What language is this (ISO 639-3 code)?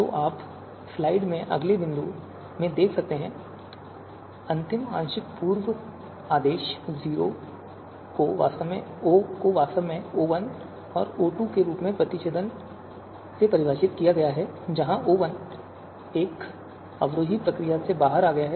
hin